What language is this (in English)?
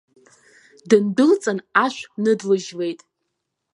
Abkhazian